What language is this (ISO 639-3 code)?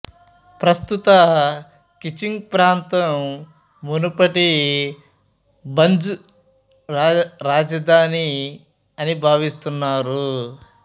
tel